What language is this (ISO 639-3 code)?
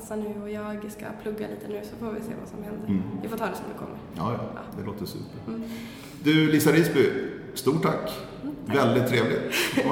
swe